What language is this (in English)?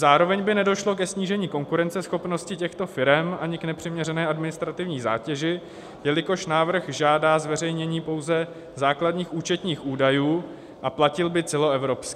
Czech